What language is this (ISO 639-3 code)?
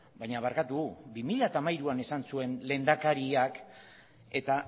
eus